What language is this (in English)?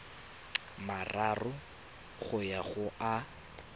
Tswana